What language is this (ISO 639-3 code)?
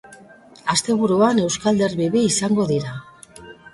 eus